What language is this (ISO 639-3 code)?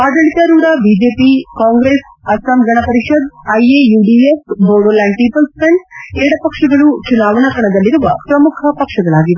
kan